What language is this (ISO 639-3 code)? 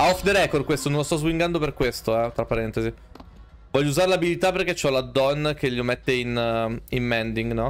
ita